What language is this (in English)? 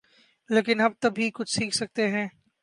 Urdu